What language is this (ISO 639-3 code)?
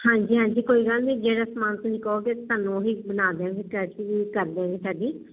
pan